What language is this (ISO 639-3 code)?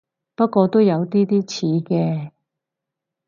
yue